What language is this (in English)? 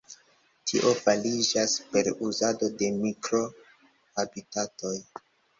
Esperanto